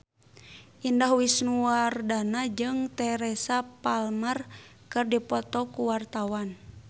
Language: Sundanese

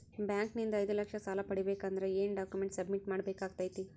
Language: Kannada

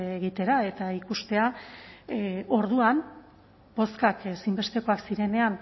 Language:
Basque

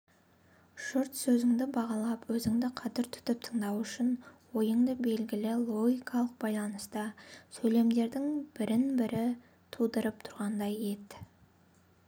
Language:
Kazakh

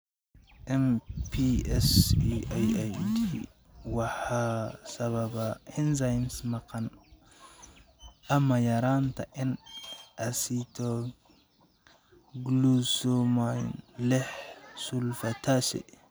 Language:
Somali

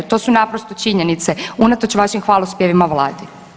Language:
Croatian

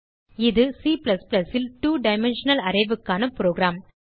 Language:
Tamil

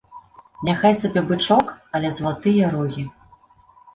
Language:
Belarusian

